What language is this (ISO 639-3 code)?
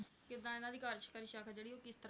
pan